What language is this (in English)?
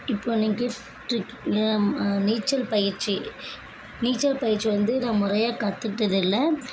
Tamil